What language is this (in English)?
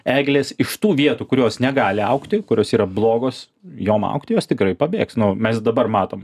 Lithuanian